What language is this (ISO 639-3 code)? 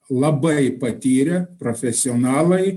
lit